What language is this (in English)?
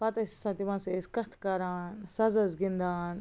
Kashmiri